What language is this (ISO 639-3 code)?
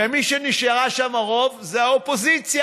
heb